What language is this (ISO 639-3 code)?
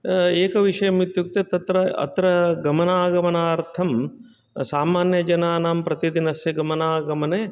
san